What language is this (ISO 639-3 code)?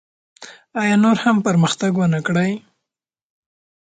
pus